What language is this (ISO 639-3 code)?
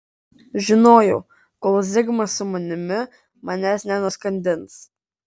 lit